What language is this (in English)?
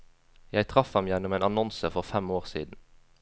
Norwegian